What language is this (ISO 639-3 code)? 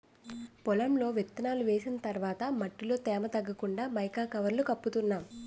tel